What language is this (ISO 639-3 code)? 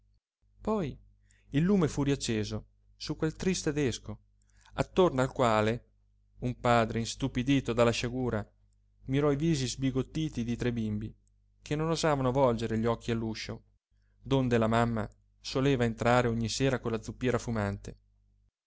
ita